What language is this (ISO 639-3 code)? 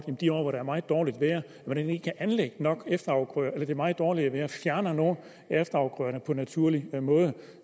dan